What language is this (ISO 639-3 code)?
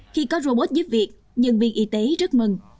vie